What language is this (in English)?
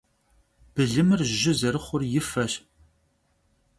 Kabardian